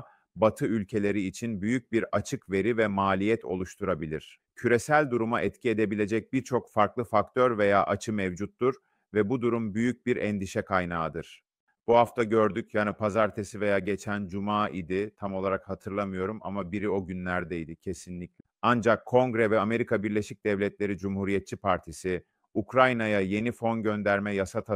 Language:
Turkish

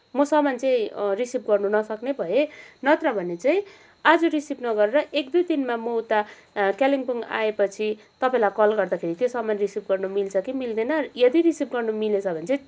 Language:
Nepali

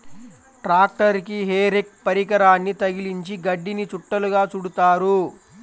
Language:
Telugu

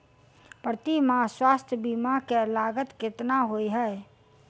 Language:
Maithili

